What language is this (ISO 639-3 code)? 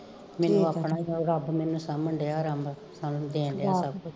pan